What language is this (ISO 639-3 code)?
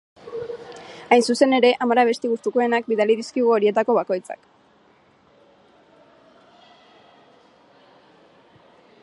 eus